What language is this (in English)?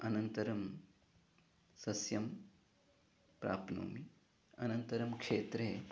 Sanskrit